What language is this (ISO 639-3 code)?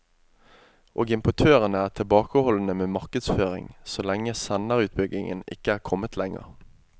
nor